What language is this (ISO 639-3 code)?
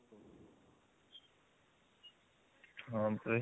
ori